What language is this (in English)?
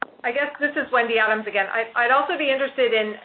English